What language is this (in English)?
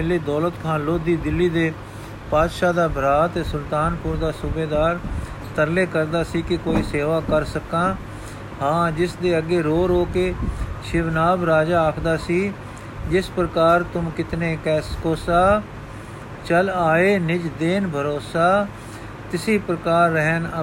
Punjabi